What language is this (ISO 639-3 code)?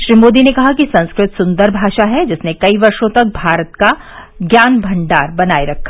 hin